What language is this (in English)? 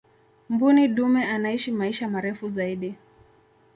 Swahili